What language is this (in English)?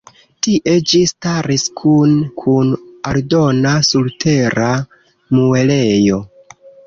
Esperanto